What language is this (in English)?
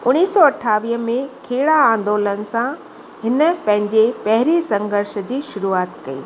Sindhi